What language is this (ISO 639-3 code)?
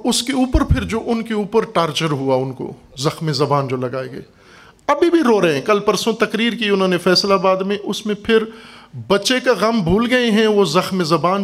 urd